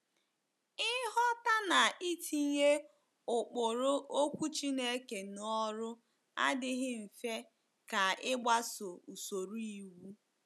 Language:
Igbo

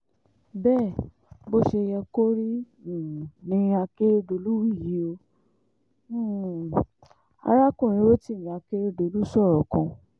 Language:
Yoruba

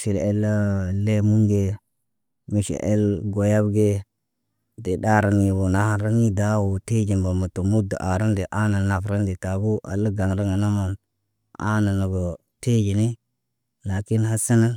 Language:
Naba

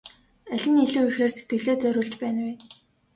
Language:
Mongolian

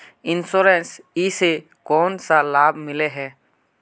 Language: Magahi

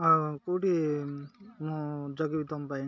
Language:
Odia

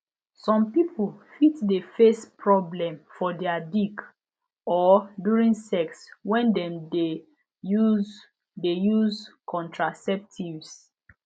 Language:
Nigerian Pidgin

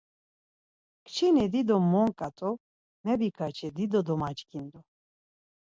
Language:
Laz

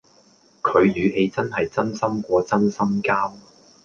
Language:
Cantonese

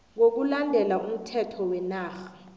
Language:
South Ndebele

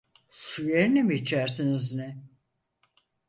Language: Turkish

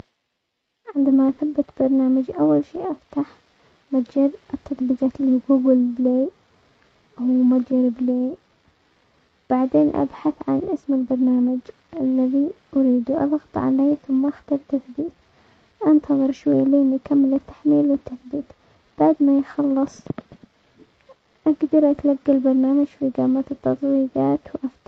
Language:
Omani Arabic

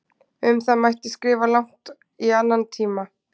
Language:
Icelandic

